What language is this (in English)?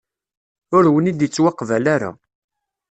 Kabyle